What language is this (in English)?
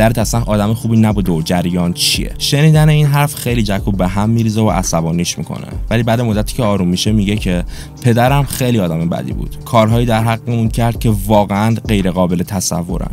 Persian